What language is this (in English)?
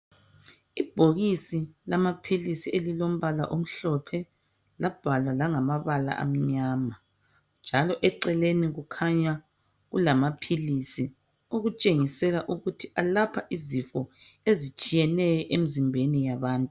North Ndebele